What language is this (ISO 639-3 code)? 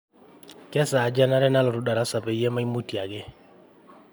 mas